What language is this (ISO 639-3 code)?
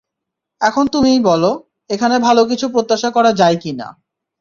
ben